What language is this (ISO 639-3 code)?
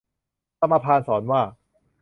tha